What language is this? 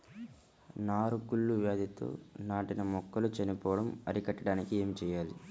Telugu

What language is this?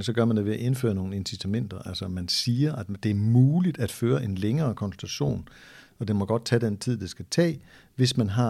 Danish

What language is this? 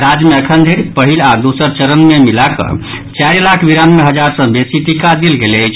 Maithili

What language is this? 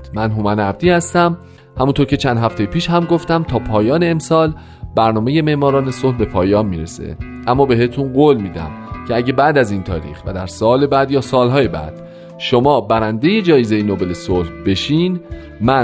Persian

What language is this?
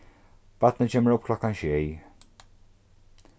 Faroese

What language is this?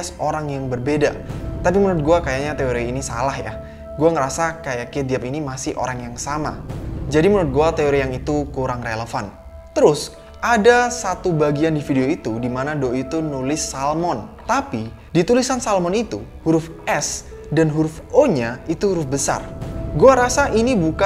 Indonesian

